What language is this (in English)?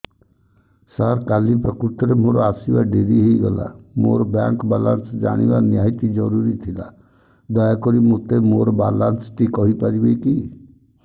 Odia